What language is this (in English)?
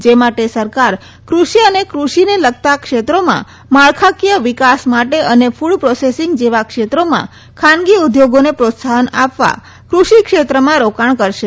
Gujarati